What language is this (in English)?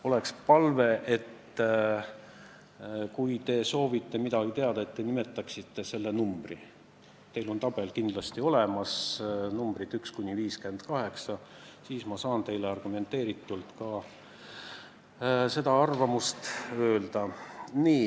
Estonian